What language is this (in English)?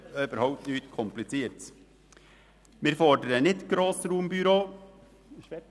Swiss German